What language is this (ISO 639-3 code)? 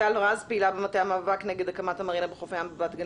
heb